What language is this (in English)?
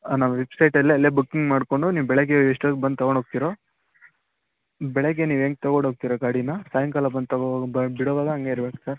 Kannada